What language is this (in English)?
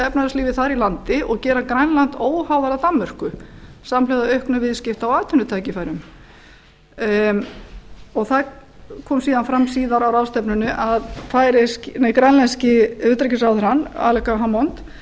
Icelandic